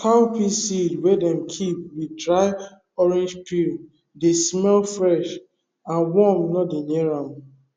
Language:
Nigerian Pidgin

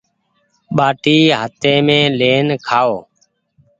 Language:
Goaria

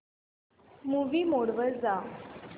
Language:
Marathi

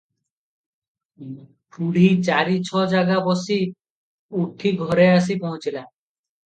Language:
Odia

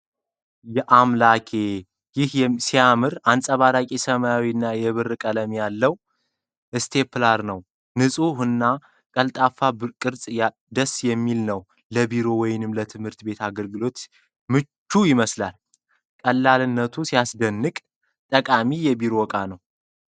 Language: Amharic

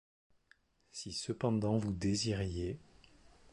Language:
French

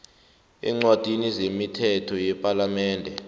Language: South Ndebele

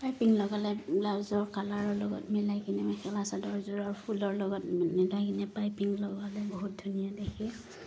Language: Assamese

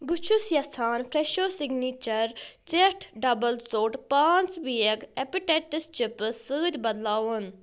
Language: Kashmiri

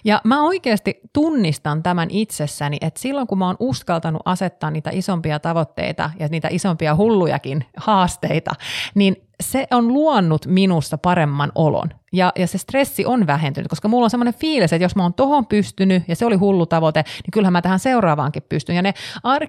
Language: Finnish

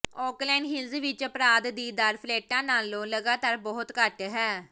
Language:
Punjabi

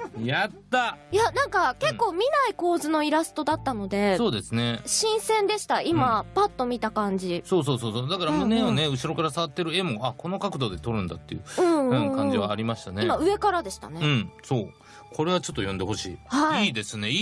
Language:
Japanese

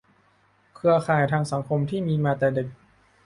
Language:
Thai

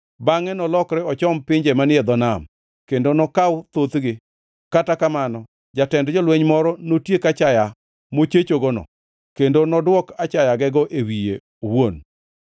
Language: Luo (Kenya and Tanzania)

